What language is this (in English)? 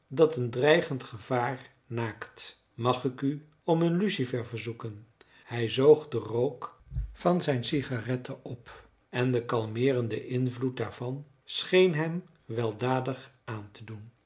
Dutch